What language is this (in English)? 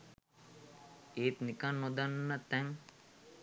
Sinhala